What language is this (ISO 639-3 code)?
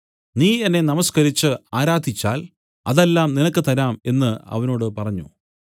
mal